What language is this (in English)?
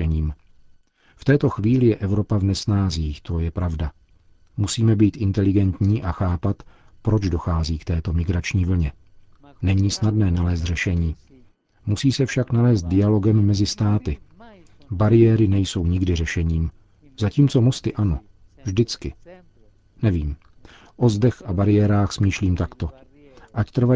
Czech